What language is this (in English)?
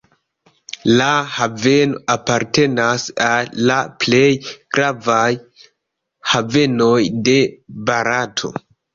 Esperanto